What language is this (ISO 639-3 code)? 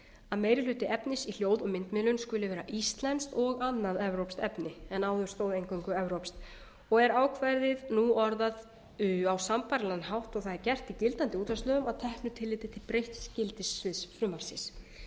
isl